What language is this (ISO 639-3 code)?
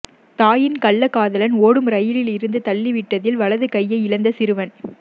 tam